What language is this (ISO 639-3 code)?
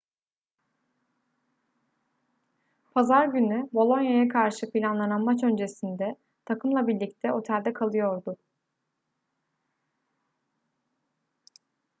tur